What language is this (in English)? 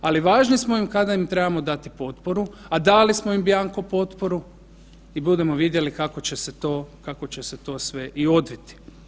Croatian